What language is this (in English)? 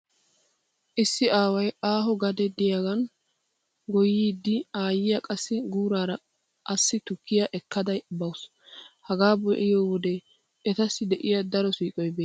Wolaytta